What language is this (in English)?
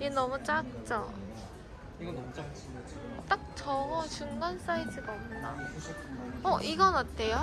Korean